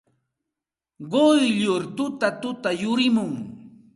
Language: Santa Ana de Tusi Pasco Quechua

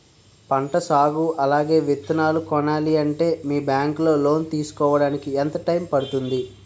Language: Telugu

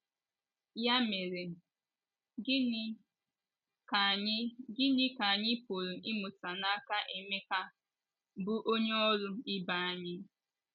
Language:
Igbo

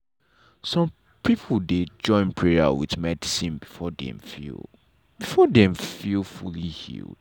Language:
Nigerian Pidgin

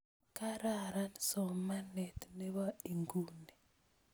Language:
Kalenjin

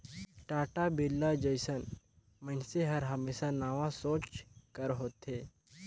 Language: Chhattisgarhi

